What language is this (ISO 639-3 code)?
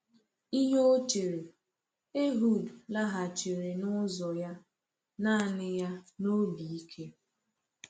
ibo